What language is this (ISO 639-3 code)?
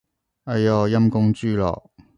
yue